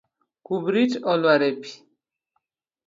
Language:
Luo (Kenya and Tanzania)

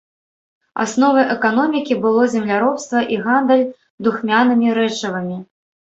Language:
Belarusian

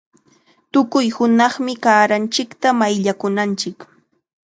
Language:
Chiquián Ancash Quechua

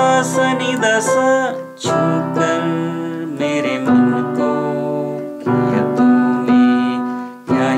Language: Indonesian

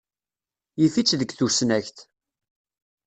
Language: Kabyle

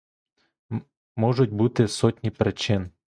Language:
Ukrainian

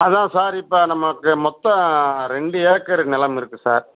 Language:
Tamil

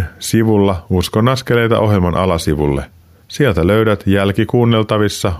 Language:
Finnish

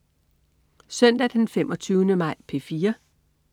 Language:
Danish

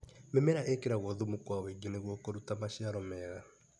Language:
Kikuyu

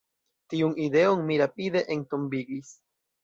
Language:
Esperanto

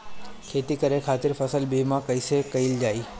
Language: Bhojpuri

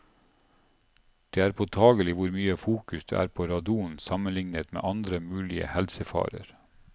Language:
Norwegian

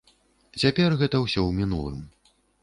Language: Belarusian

